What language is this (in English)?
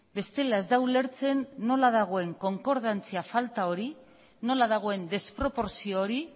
Basque